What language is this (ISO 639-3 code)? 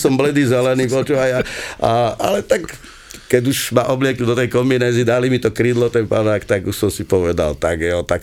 slk